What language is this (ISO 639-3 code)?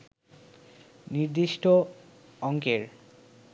ben